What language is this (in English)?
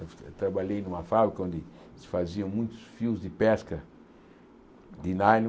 Portuguese